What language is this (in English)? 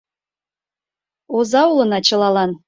Mari